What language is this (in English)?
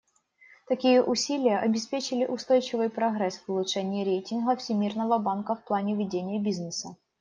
Russian